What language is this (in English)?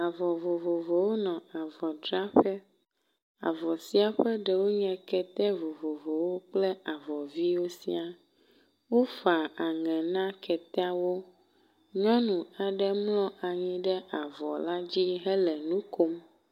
Ewe